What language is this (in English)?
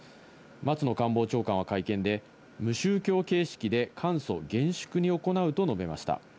Japanese